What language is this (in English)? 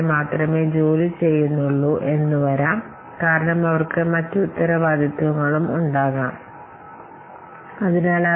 Malayalam